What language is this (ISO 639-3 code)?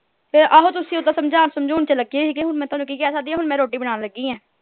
pan